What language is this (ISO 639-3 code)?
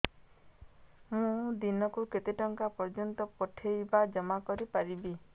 ori